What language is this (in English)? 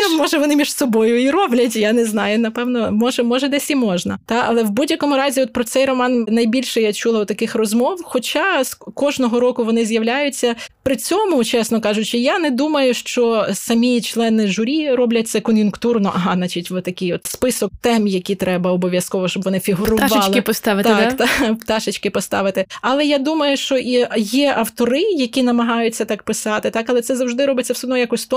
Ukrainian